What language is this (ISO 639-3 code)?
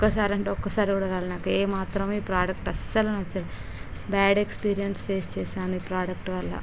tel